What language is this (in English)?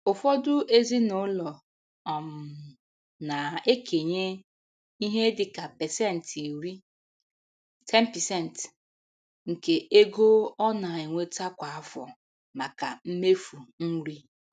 Igbo